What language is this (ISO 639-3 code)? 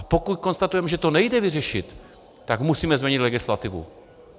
ces